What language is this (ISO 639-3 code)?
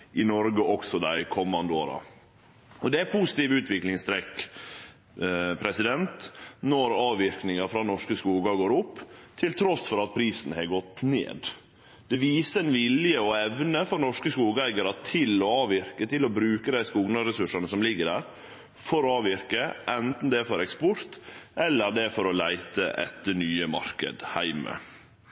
nno